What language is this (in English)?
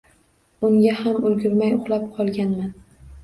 Uzbek